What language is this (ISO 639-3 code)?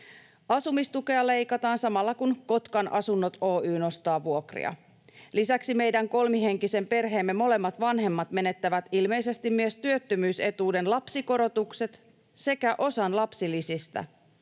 fin